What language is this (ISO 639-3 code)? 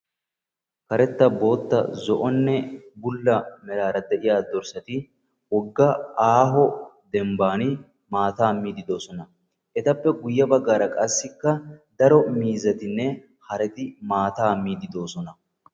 wal